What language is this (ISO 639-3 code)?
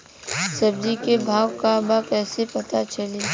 bho